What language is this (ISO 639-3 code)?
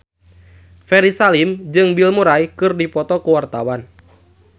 sun